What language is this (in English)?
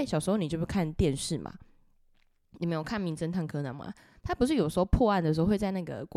Chinese